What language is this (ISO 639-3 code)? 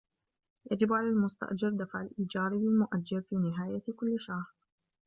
ara